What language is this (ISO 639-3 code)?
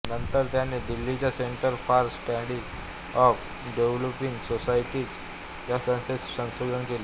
mar